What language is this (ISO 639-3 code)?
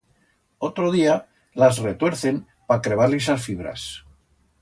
arg